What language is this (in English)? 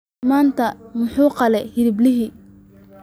Somali